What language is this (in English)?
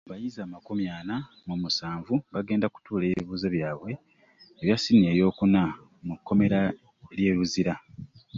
Ganda